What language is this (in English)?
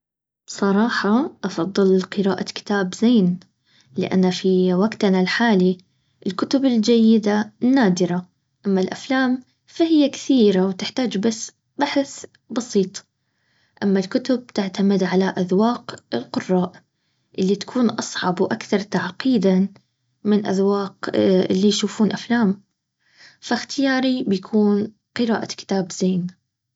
Baharna Arabic